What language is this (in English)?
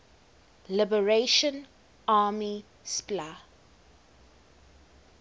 English